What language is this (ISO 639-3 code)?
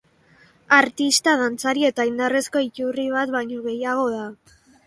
eus